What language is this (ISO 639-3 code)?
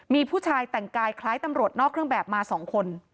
tha